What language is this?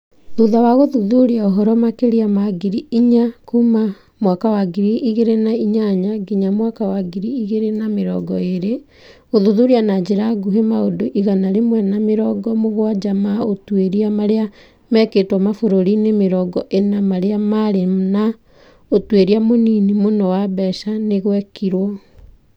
Kikuyu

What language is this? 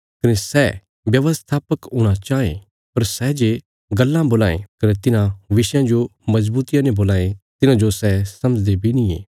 Bilaspuri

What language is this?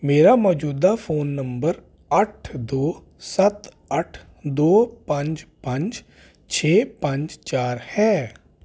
Punjabi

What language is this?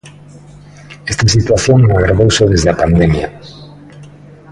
Galician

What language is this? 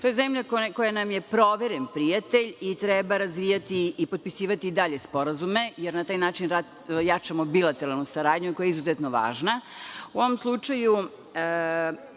Serbian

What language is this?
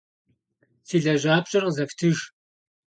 Kabardian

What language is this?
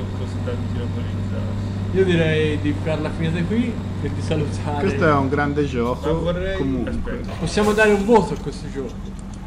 Italian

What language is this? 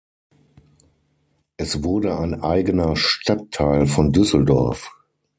German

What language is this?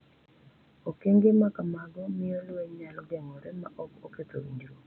Luo (Kenya and Tanzania)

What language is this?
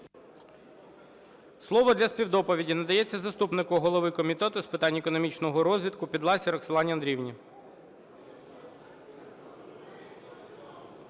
Ukrainian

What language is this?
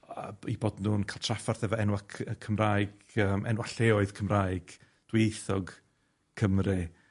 Welsh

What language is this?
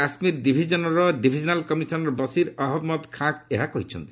Odia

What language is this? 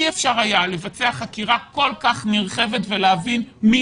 Hebrew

